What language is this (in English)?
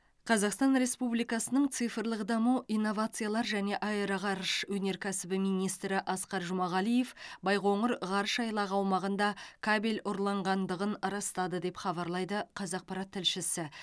Kazakh